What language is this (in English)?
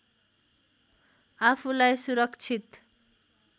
Nepali